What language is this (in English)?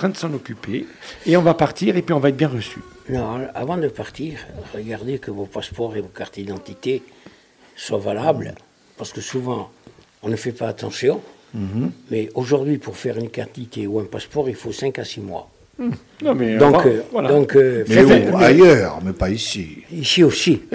French